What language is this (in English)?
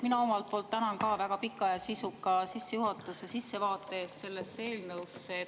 Estonian